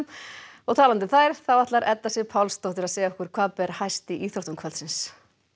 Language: Icelandic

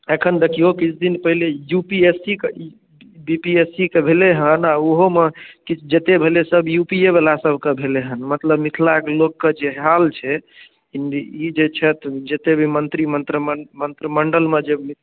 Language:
Maithili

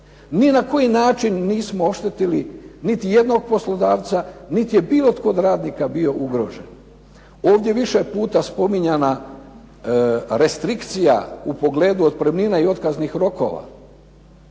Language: Croatian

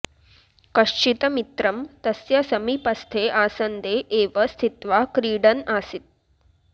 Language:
Sanskrit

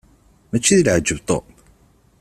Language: Kabyle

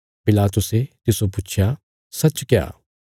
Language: Bilaspuri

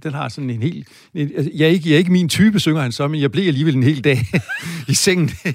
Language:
Danish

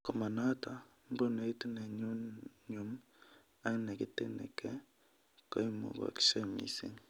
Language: Kalenjin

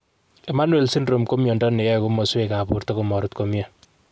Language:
Kalenjin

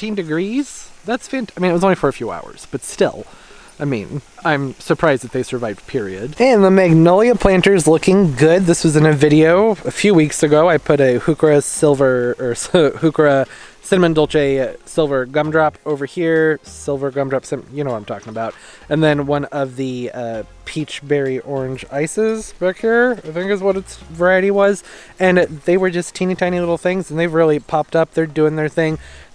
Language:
English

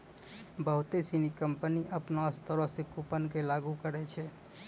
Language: Maithili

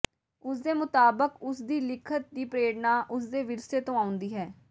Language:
Punjabi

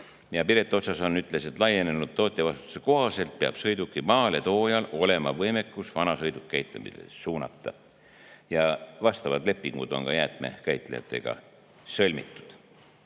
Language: Estonian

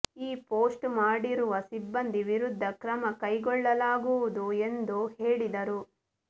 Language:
Kannada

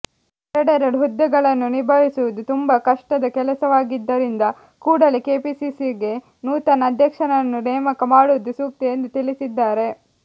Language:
Kannada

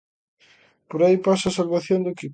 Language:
Galician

